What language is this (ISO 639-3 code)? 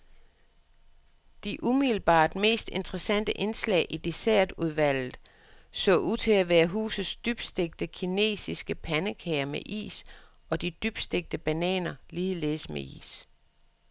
dan